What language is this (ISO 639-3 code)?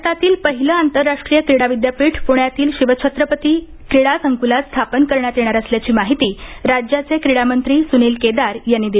mar